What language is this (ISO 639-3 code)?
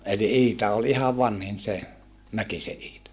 fin